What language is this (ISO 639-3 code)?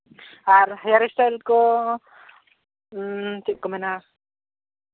sat